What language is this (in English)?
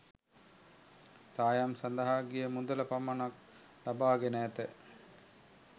Sinhala